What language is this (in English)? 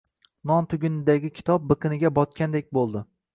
Uzbek